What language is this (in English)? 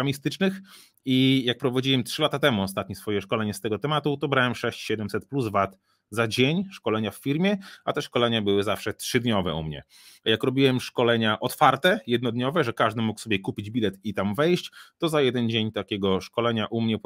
Polish